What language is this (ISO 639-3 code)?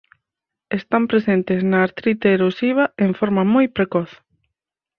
glg